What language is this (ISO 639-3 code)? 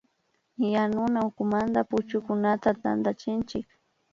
qvi